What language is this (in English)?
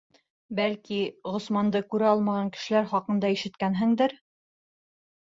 Bashkir